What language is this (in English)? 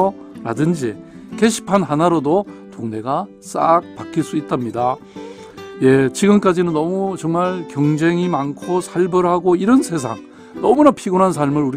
Korean